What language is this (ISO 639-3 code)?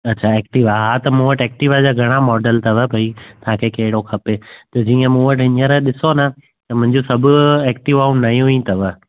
snd